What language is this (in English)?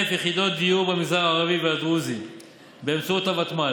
Hebrew